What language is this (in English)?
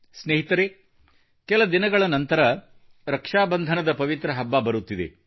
Kannada